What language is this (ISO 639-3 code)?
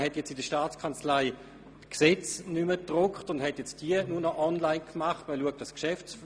gsw